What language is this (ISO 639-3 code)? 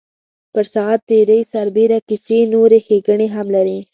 pus